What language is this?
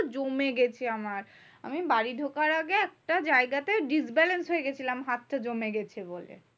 Bangla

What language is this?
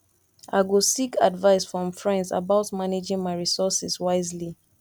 Nigerian Pidgin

